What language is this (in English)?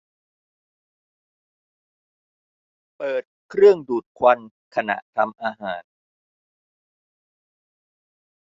Thai